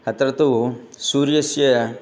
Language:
Sanskrit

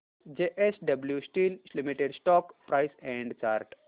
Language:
Marathi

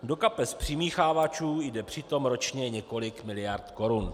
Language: Czech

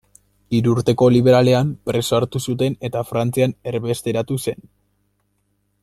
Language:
Basque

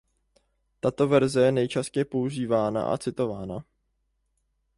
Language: Czech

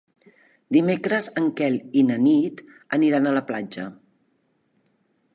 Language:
Catalan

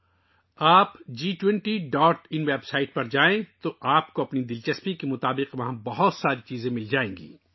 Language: Urdu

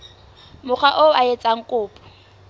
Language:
Southern Sotho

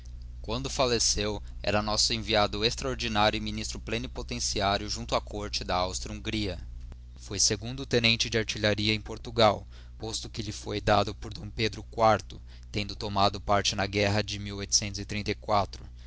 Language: Portuguese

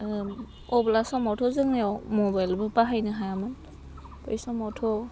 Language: Bodo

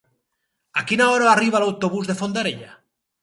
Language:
Catalan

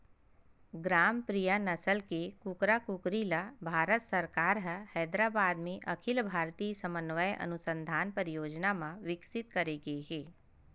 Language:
Chhattisgarhi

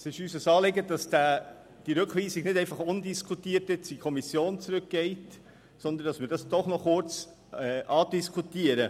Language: Swiss German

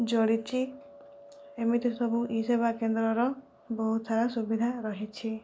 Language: Odia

